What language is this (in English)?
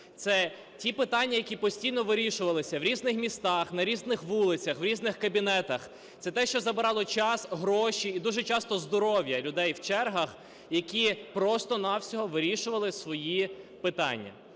Ukrainian